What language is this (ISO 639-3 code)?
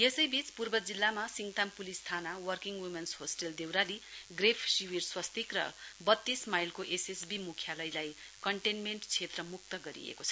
nep